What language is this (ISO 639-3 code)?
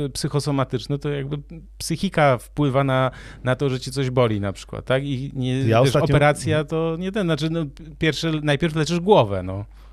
pol